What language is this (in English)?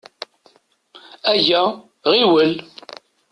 Kabyle